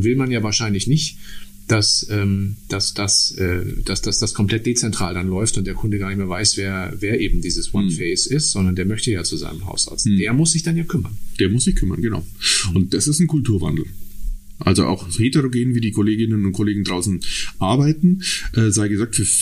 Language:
German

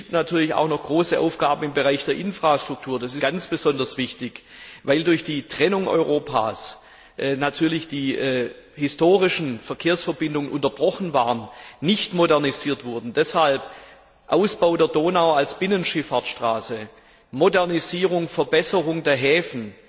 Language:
German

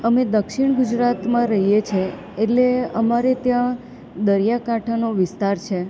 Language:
Gujarati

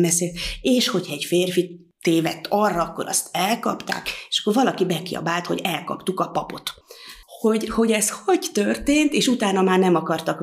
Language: Hungarian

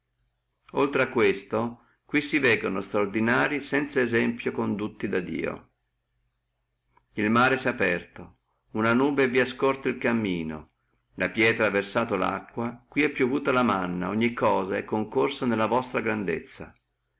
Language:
Italian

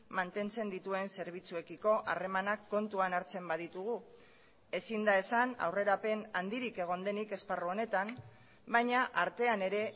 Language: Basque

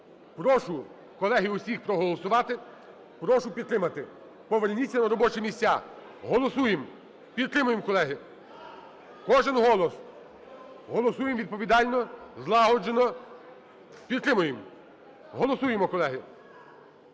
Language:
Ukrainian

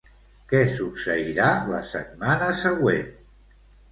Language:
Catalan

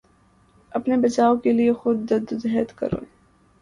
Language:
Urdu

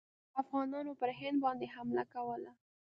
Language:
Pashto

